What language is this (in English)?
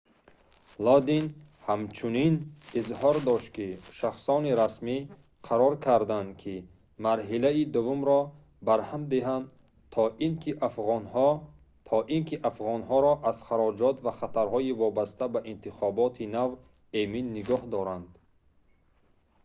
Tajik